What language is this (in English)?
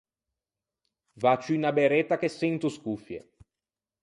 Ligurian